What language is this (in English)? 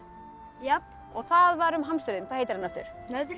Icelandic